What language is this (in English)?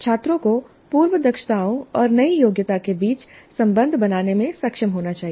Hindi